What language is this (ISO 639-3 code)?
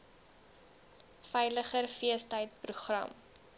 afr